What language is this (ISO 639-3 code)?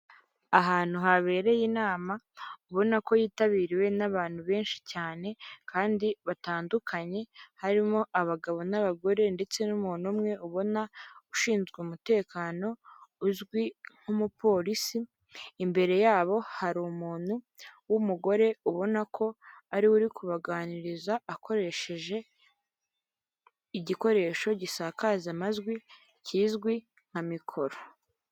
kin